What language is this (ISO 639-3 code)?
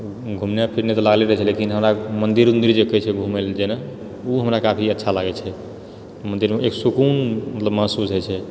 mai